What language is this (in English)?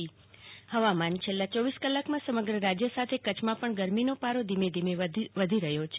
Gujarati